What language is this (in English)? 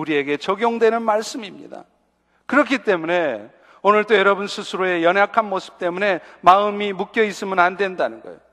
Korean